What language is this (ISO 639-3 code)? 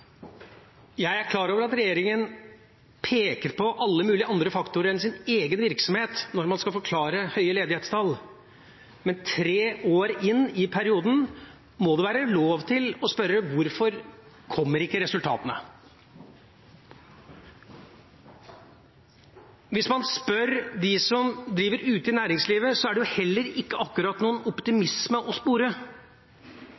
nob